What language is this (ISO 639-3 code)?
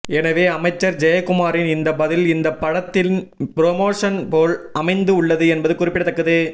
tam